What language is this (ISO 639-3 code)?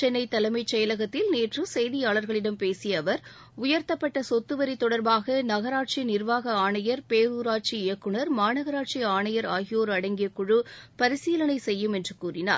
tam